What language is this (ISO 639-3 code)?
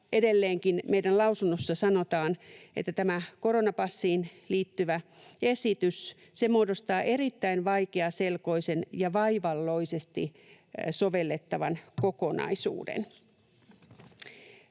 fin